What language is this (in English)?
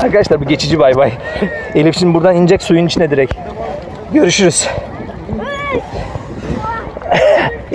Turkish